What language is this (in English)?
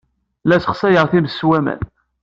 Kabyle